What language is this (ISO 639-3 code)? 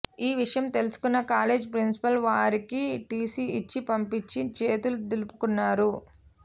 tel